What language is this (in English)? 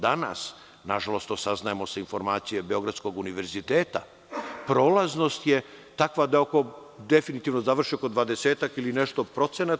Serbian